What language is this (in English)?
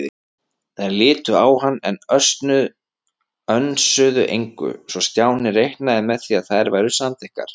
Icelandic